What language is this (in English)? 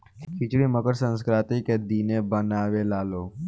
Bhojpuri